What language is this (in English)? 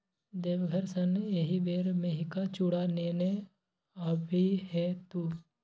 Maithili